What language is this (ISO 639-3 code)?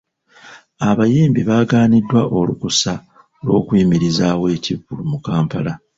lug